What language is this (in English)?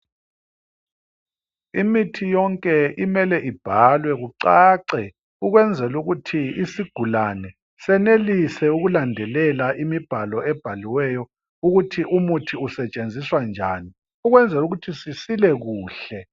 North Ndebele